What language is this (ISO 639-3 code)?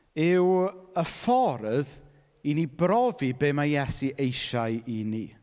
cym